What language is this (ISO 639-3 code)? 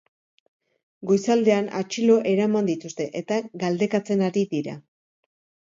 eus